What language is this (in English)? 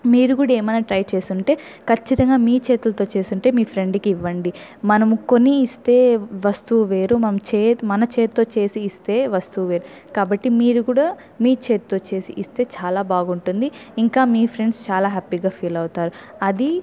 Telugu